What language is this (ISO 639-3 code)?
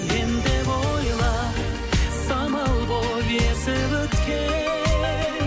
kaz